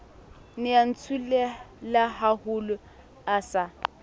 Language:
Southern Sotho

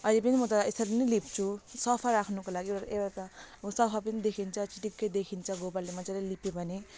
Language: Nepali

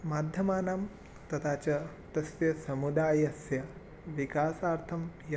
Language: Sanskrit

